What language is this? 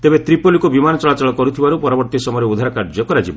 Odia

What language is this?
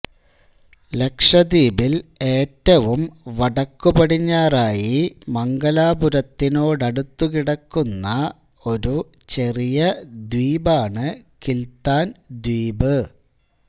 Malayalam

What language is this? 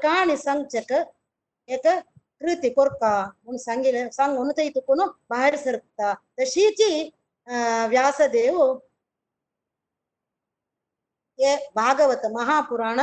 Kannada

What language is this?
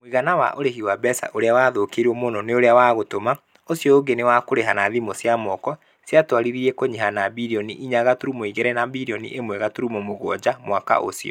Kikuyu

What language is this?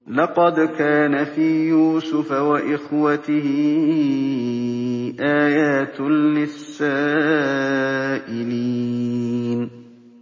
Arabic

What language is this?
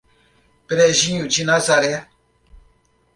Portuguese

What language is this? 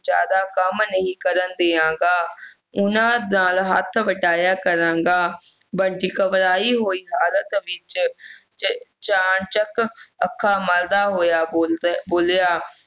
Punjabi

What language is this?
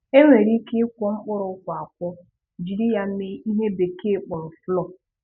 Igbo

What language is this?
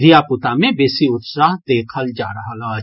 Maithili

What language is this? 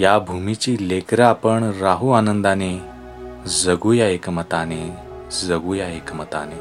Marathi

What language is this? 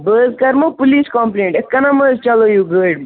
Kashmiri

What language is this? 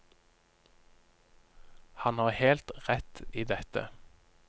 Norwegian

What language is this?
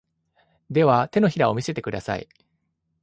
Japanese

